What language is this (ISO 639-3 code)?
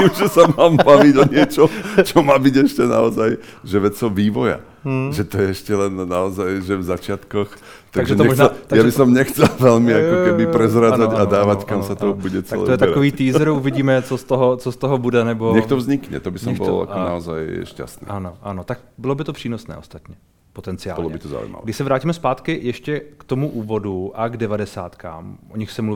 ces